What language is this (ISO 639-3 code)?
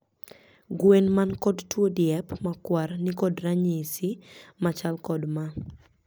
luo